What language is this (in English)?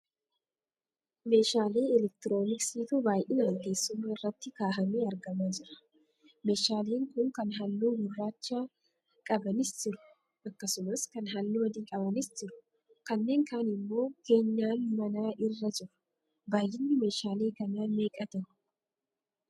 Oromo